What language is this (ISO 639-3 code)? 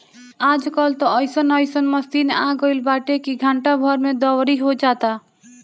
bho